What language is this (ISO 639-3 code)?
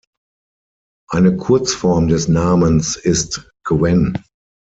deu